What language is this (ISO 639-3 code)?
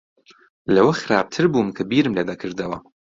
ckb